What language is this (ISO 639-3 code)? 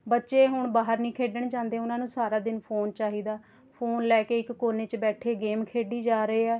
pan